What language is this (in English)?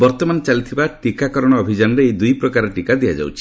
Odia